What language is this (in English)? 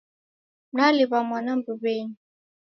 Taita